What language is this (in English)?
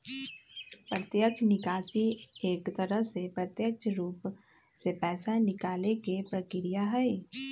Magahi